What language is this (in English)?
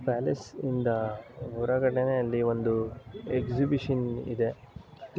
Kannada